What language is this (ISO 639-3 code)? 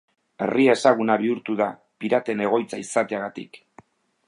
eus